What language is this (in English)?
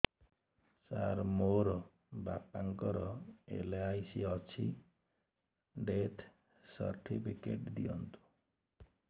Odia